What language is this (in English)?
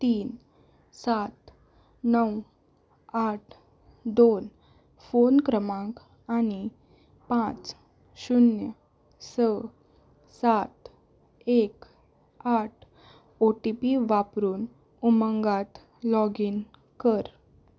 Konkani